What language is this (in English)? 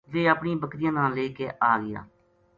Gujari